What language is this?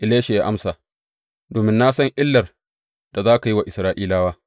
Hausa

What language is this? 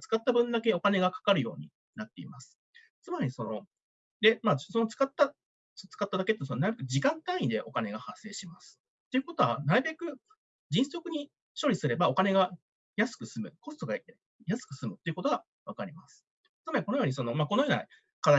Japanese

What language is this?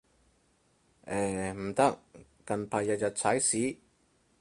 Cantonese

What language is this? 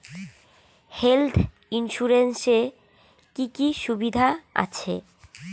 Bangla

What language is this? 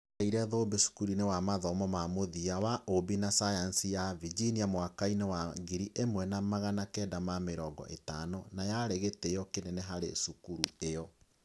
Kikuyu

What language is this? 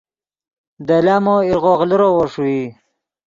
Yidgha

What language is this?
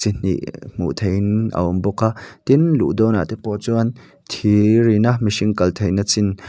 Mizo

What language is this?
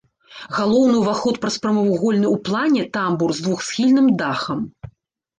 Belarusian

